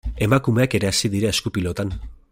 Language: Basque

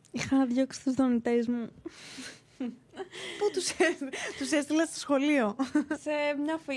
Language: Greek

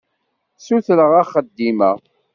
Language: Kabyle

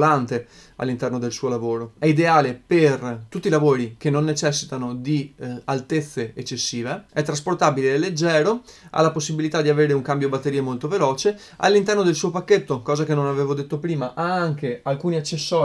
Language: Italian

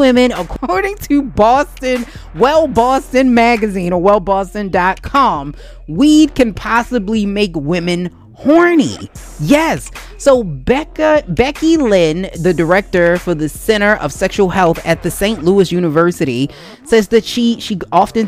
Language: English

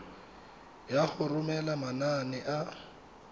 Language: Tswana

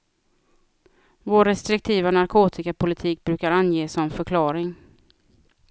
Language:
Swedish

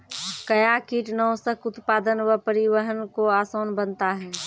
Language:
Maithili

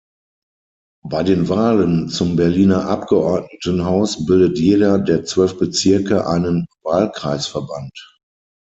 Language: German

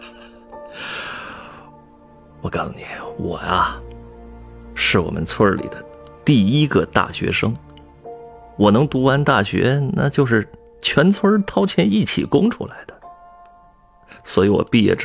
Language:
Chinese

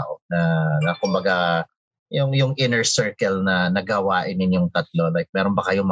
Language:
Filipino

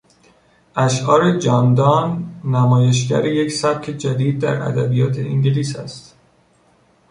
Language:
Persian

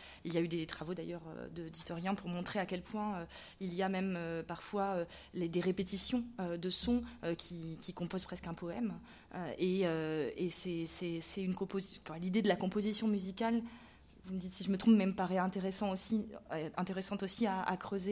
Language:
French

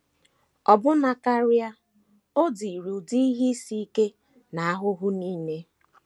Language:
Igbo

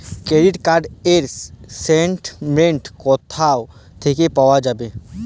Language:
Bangla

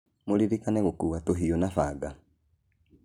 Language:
Kikuyu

